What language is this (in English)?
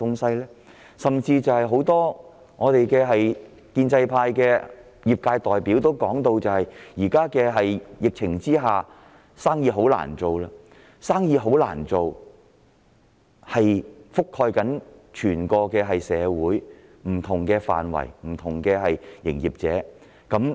Cantonese